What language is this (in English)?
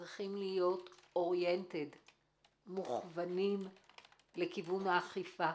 Hebrew